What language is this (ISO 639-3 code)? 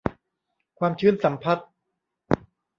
tha